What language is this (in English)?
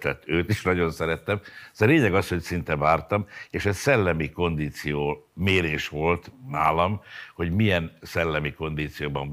Hungarian